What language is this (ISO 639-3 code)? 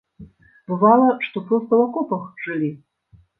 bel